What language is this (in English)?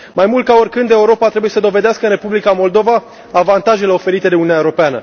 Romanian